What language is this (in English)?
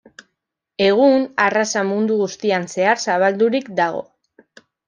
Basque